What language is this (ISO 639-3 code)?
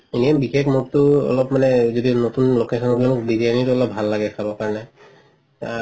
asm